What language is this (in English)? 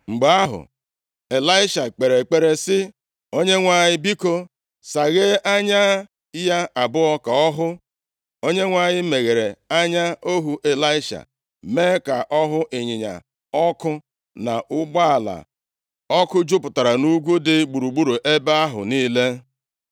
Igbo